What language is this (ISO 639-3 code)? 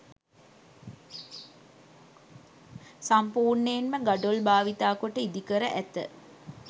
sin